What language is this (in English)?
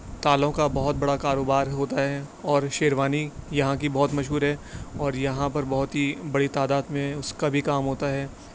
Urdu